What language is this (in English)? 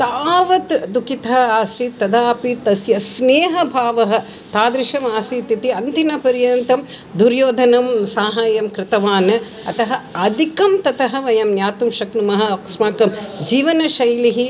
Sanskrit